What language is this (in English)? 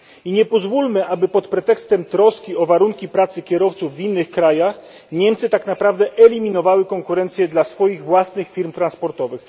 Polish